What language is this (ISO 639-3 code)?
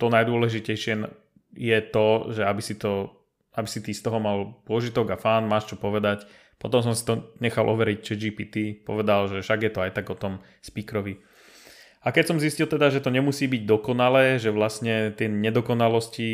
slk